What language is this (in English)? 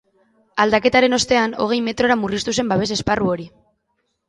Basque